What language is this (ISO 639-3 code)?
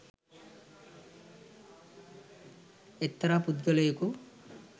sin